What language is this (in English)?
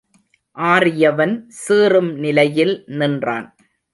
Tamil